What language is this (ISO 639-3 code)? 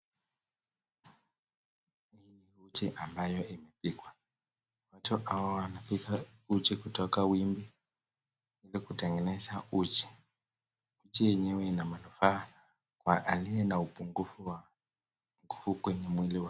swa